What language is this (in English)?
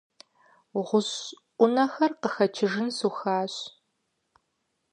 Kabardian